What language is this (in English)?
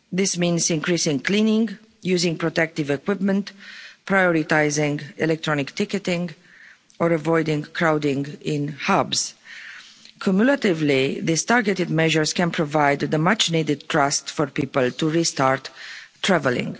English